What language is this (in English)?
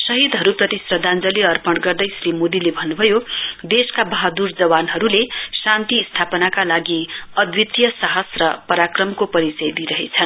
Nepali